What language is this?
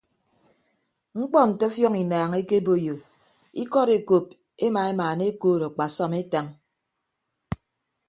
Ibibio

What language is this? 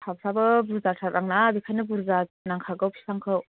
Bodo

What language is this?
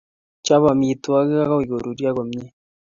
Kalenjin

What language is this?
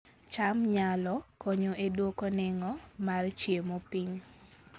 Luo (Kenya and Tanzania)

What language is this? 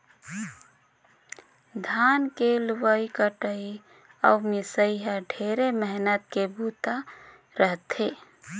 Chhattisgarhi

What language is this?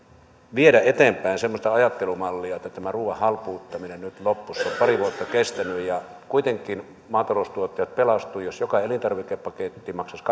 Finnish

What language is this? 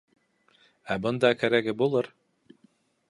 Bashkir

